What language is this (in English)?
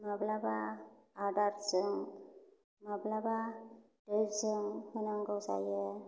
Bodo